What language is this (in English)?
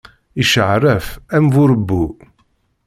Kabyle